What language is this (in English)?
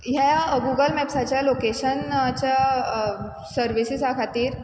Konkani